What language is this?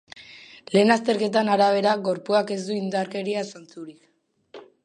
Basque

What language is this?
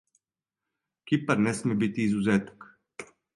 Serbian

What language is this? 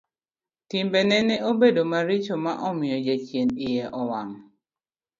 Luo (Kenya and Tanzania)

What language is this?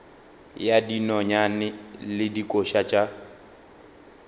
Northern Sotho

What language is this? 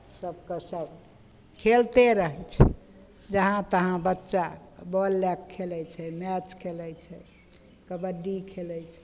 Maithili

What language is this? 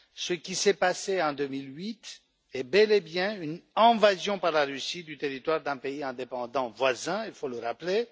French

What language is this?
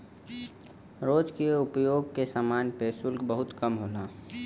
Bhojpuri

